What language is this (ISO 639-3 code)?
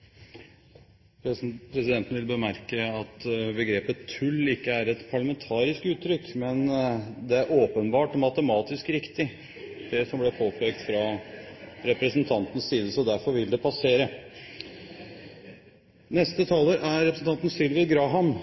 nob